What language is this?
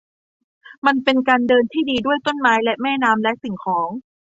Thai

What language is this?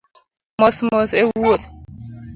Luo (Kenya and Tanzania)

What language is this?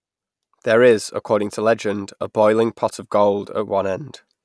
English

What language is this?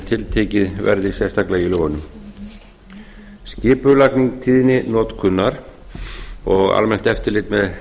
Icelandic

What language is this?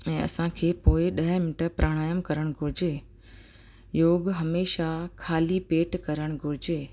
Sindhi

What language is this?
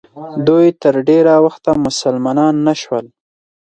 Pashto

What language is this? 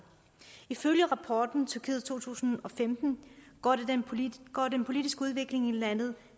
Danish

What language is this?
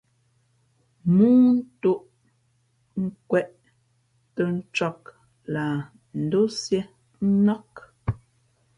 Fe'fe'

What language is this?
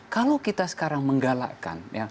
Indonesian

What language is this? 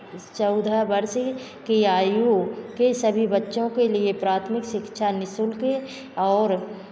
Hindi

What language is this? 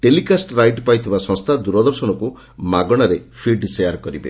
Odia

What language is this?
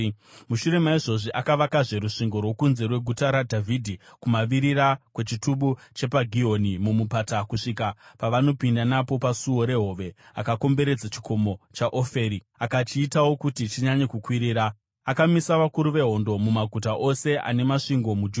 Shona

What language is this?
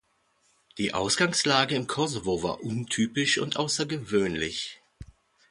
German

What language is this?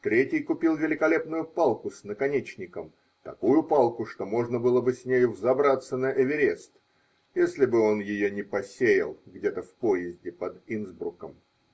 Russian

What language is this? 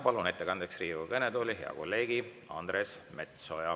Estonian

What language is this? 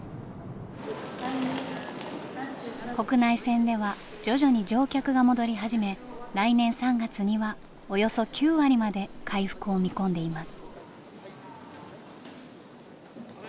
Japanese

